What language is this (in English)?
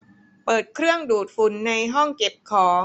Thai